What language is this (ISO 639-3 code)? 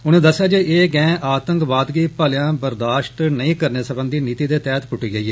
doi